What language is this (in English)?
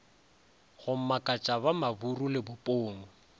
Northern Sotho